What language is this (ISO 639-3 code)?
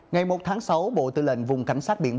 vie